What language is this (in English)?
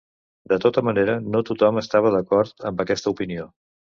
Catalan